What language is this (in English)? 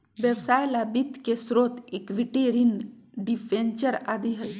Magahi